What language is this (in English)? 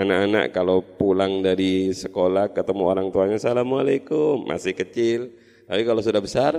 Indonesian